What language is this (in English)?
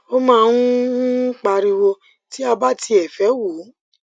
Yoruba